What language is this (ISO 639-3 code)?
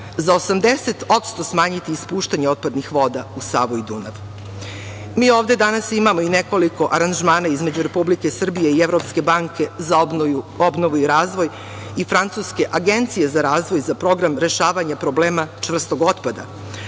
srp